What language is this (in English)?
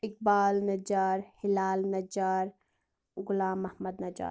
Kashmiri